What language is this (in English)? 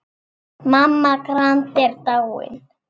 Icelandic